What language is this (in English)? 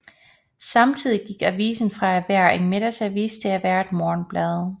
Danish